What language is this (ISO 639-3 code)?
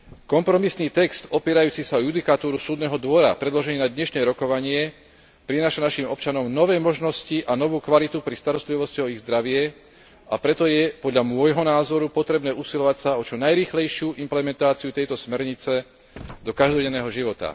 slk